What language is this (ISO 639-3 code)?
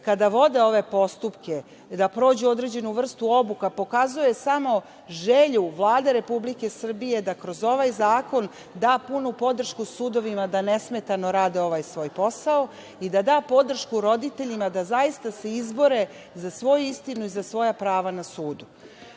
srp